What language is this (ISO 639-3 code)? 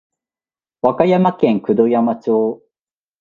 jpn